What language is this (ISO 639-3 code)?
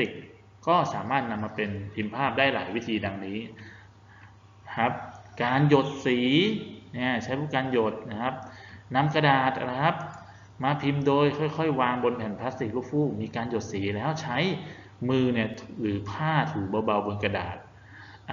tha